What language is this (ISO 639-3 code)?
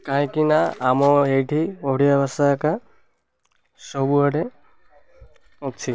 ori